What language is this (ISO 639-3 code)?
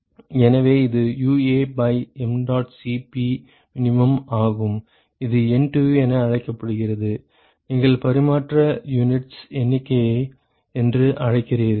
tam